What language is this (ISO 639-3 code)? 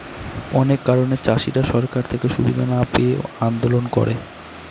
ben